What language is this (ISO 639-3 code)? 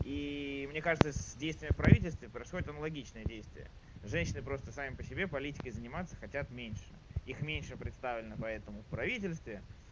rus